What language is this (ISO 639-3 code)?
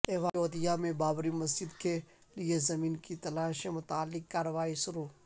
urd